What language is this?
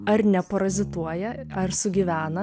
Lithuanian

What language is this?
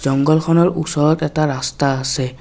Assamese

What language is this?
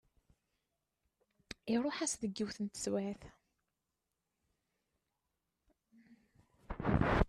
Kabyle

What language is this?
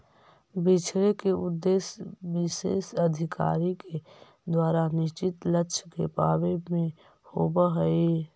Magahi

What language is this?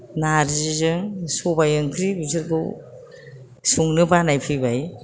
Bodo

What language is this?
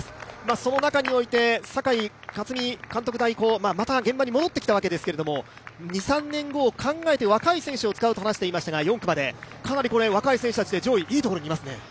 Japanese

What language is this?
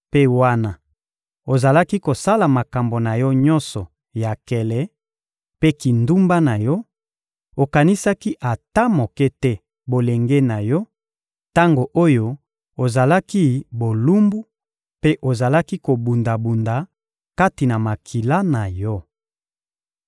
Lingala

